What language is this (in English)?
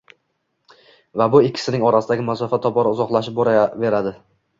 Uzbek